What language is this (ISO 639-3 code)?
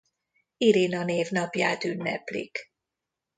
hun